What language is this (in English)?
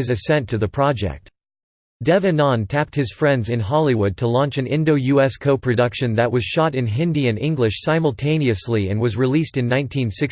English